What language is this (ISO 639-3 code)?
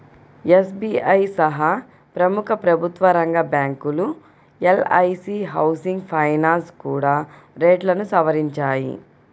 tel